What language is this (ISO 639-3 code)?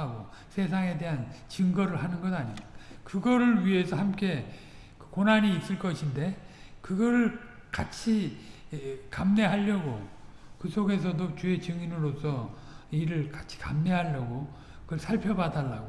kor